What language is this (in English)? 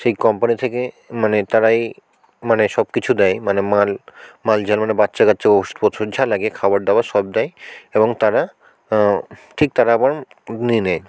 Bangla